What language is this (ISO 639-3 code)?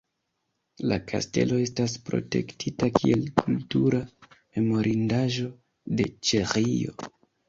epo